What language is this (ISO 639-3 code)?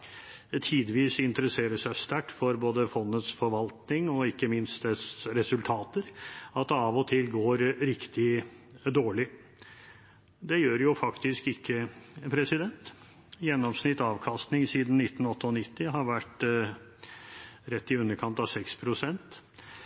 nob